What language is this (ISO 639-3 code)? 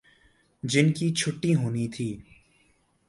urd